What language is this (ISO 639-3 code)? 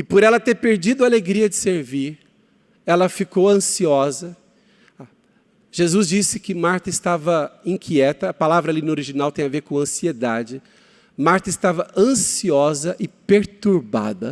por